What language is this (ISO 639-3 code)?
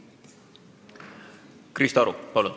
est